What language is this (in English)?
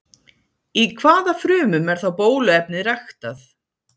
Icelandic